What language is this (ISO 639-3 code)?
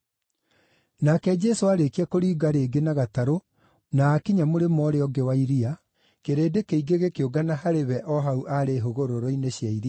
kik